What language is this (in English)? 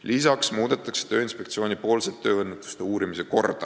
Estonian